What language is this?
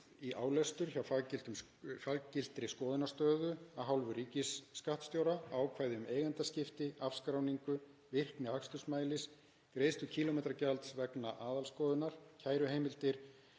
Icelandic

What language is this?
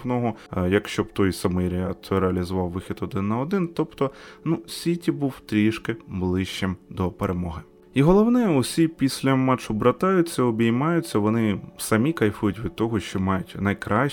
Ukrainian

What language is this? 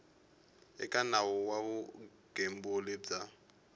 Tsonga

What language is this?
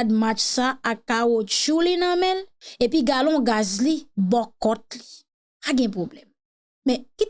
French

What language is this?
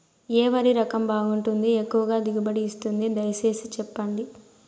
Telugu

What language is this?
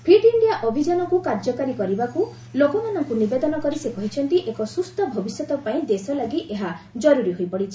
Odia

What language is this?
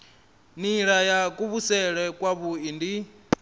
Venda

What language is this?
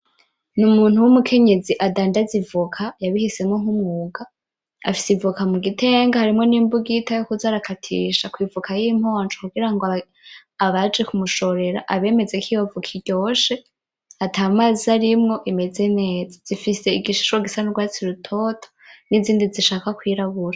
Rundi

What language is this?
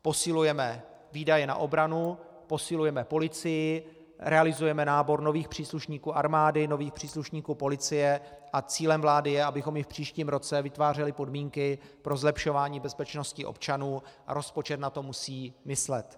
Czech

